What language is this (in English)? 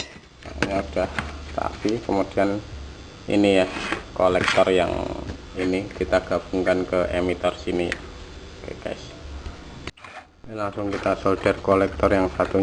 Indonesian